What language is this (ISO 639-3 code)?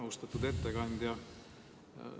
est